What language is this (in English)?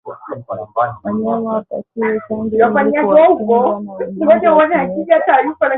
Swahili